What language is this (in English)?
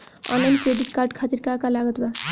Bhojpuri